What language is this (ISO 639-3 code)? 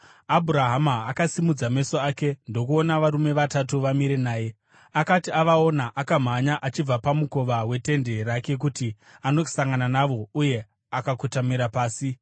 sna